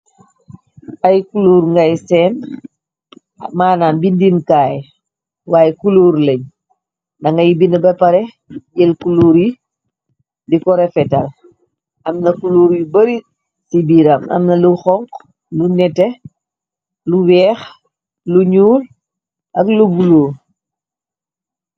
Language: Wolof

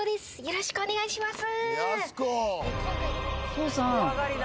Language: Japanese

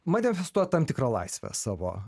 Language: Lithuanian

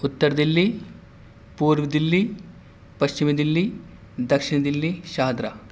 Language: Urdu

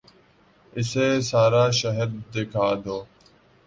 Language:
Urdu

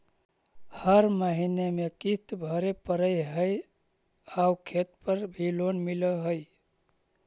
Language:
Magahi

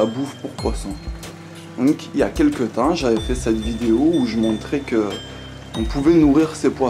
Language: French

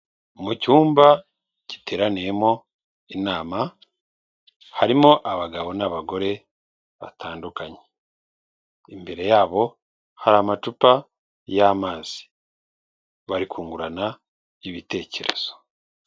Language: Kinyarwanda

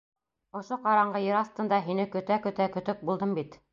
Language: Bashkir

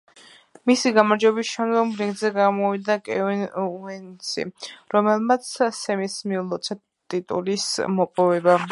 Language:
Georgian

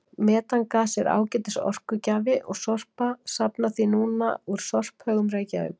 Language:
Icelandic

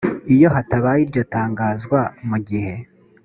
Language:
Kinyarwanda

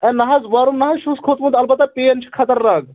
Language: Kashmiri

